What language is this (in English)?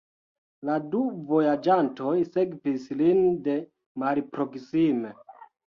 Esperanto